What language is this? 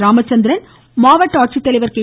Tamil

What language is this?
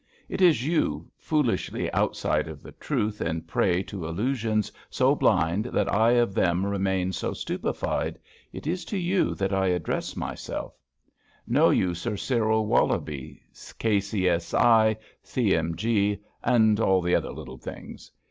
English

